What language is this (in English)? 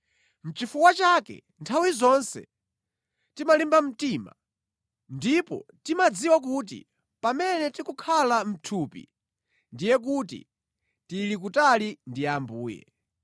Nyanja